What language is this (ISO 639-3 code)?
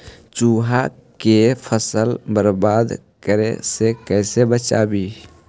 mag